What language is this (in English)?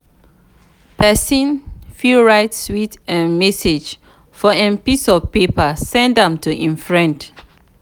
Nigerian Pidgin